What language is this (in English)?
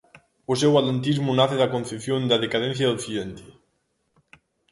Galician